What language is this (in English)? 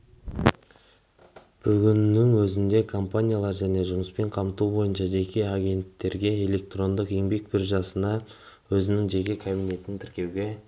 Kazakh